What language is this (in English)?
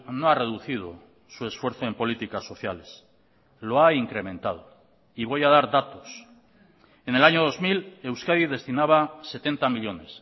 Spanish